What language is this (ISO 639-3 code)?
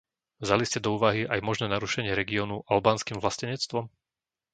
slk